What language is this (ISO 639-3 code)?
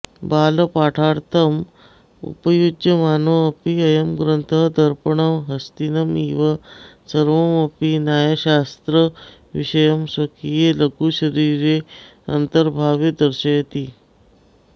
san